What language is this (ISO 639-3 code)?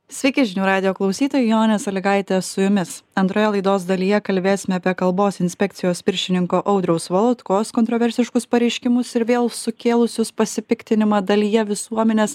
lit